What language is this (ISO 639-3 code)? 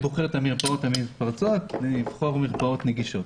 heb